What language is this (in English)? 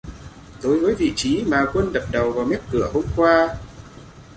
Vietnamese